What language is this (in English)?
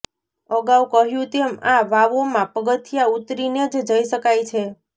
Gujarati